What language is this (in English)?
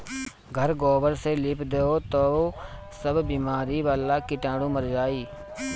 Bhojpuri